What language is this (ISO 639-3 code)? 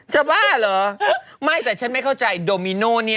tha